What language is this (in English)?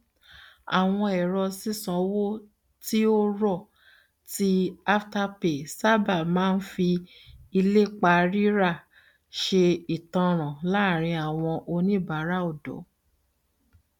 Yoruba